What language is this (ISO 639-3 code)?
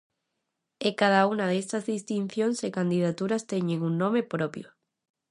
glg